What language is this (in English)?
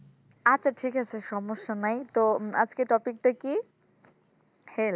Bangla